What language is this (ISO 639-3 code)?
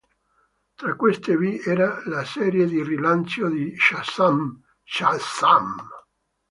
ita